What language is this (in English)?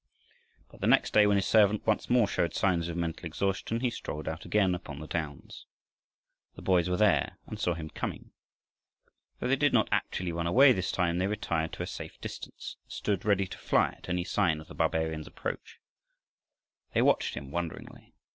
English